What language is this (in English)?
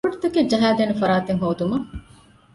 Divehi